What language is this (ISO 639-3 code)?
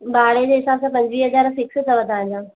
snd